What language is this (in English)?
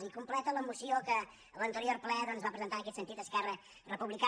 Catalan